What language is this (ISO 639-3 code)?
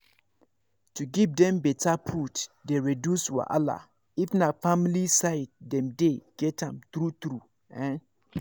pcm